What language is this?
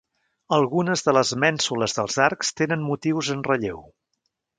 Catalan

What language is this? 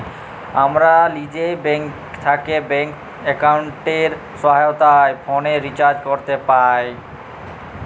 Bangla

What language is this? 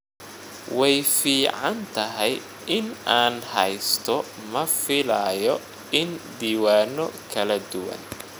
Somali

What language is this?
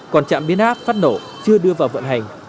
Vietnamese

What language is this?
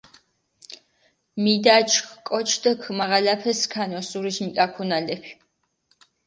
Mingrelian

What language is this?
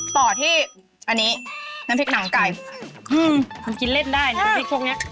Thai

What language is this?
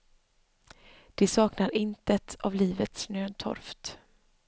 Swedish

